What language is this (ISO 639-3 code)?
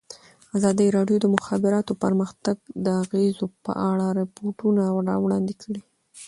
pus